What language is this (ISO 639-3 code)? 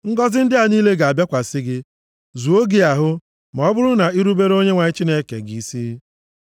ibo